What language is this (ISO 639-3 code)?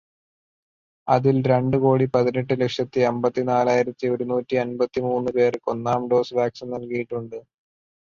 mal